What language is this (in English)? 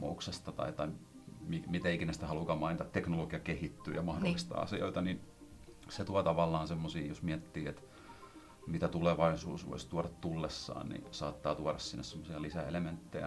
Finnish